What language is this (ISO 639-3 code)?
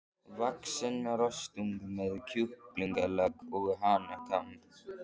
isl